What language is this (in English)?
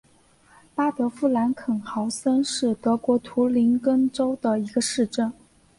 Chinese